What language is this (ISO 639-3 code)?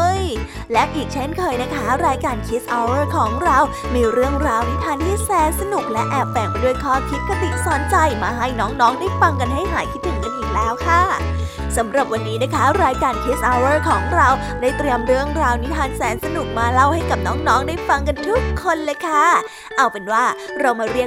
tha